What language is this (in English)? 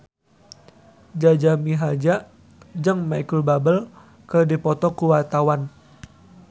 Sundanese